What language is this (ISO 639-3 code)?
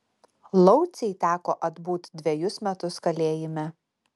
lit